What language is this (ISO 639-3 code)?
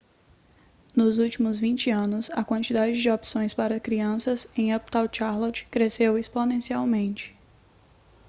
por